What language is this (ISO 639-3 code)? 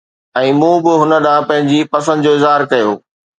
snd